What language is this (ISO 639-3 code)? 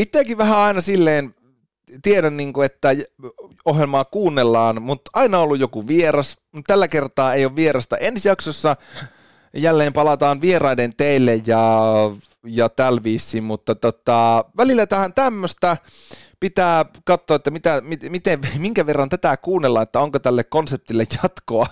fin